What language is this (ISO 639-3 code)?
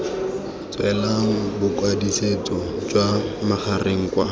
tsn